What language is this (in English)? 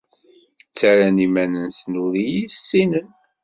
Kabyle